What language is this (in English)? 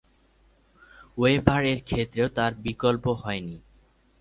Bangla